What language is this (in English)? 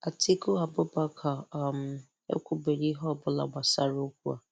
Igbo